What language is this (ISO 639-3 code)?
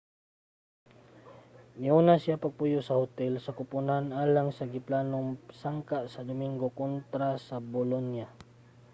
ceb